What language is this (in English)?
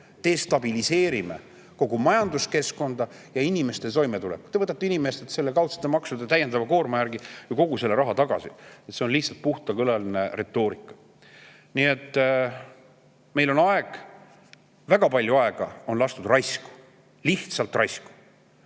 Estonian